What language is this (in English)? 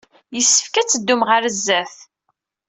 Kabyle